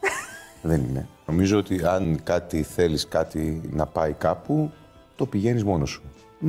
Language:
Greek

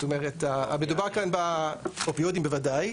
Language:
Hebrew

